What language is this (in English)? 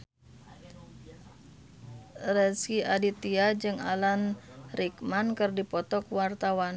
Sundanese